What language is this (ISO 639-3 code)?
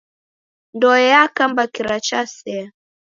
dav